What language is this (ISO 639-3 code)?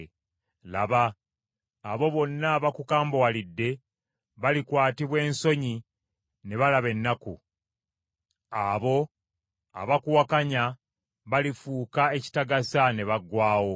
lug